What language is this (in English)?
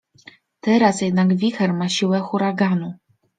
Polish